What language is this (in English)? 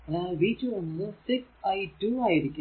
Malayalam